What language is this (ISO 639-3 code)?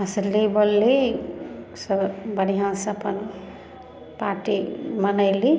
mai